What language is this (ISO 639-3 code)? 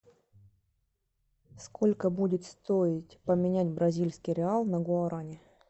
rus